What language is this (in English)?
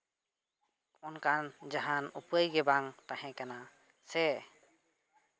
Santali